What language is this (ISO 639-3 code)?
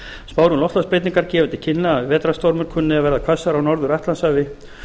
isl